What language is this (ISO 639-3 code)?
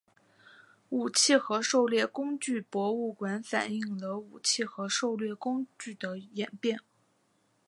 zho